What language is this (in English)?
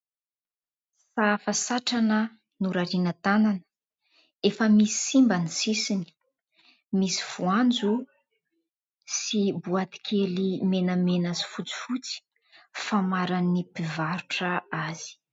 Malagasy